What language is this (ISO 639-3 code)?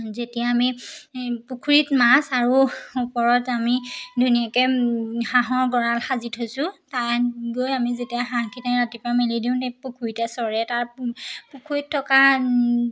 asm